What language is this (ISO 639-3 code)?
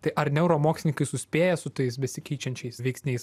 lit